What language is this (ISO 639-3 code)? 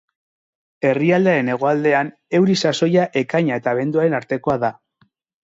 eus